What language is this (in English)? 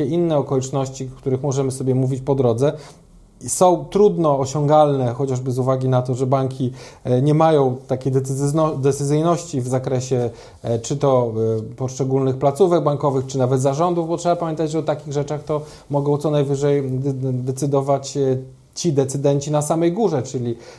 Polish